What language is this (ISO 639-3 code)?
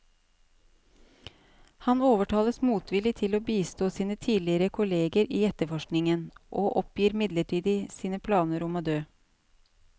nor